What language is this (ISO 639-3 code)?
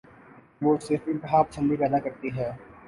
urd